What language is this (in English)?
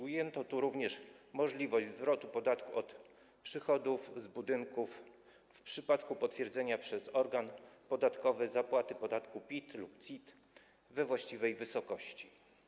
Polish